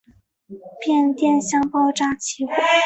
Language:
Chinese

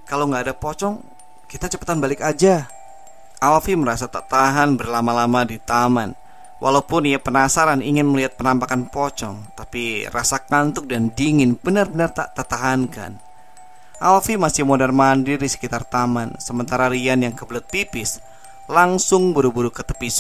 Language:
Indonesian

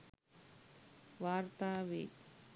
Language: Sinhala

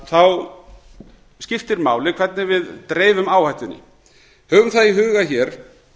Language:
Icelandic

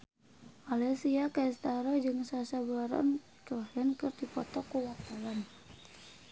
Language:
Sundanese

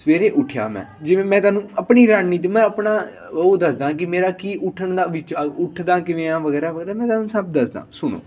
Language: Punjabi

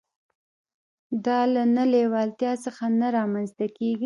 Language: Pashto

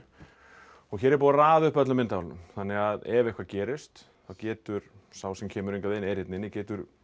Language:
Icelandic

